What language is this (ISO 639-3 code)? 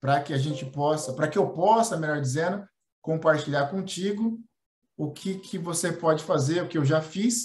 por